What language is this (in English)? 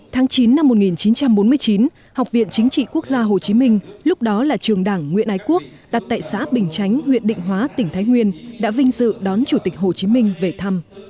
Vietnamese